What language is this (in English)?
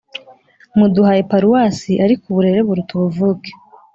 Kinyarwanda